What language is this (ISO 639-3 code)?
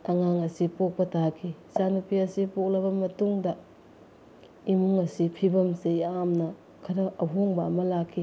mni